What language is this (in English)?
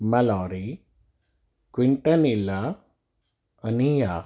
Sindhi